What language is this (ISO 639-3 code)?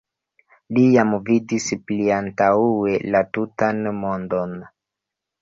epo